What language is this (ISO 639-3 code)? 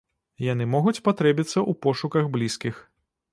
bel